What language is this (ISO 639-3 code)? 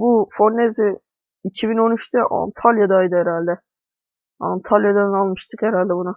tur